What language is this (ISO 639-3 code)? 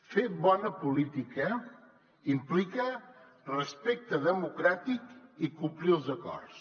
cat